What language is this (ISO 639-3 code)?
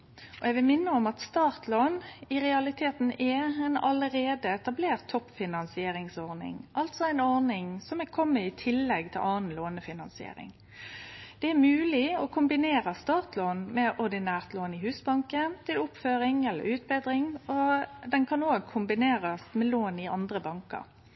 nno